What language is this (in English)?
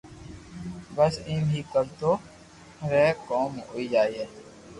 Loarki